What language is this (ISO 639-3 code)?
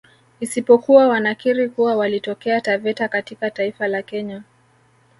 swa